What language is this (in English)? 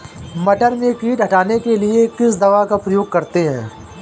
Hindi